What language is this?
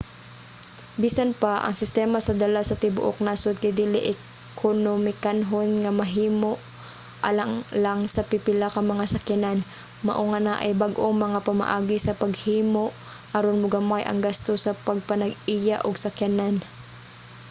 Cebuano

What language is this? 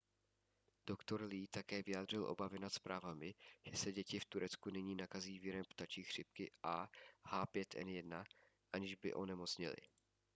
Czech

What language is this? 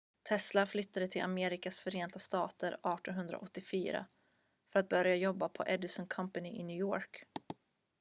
Swedish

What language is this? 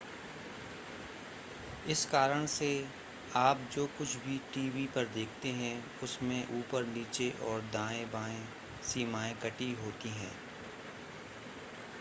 Hindi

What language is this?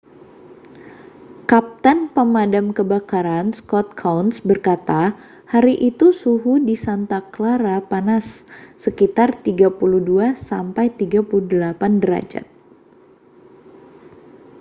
Indonesian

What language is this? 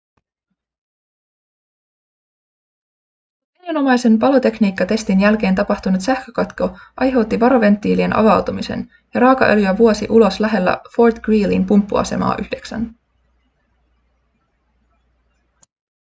Finnish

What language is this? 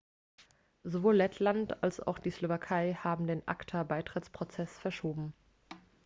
German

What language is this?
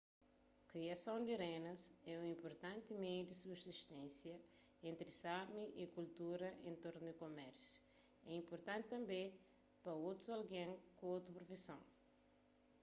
Kabuverdianu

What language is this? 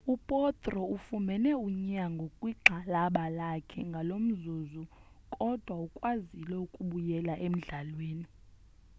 Xhosa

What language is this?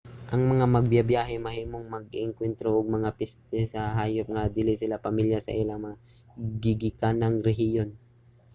Cebuano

